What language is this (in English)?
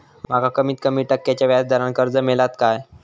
Marathi